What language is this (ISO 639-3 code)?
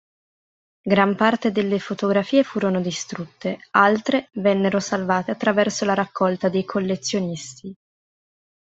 ita